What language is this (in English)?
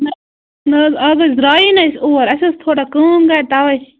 Kashmiri